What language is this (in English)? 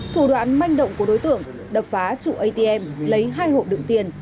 Vietnamese